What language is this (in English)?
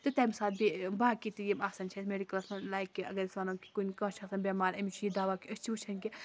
Kashmiri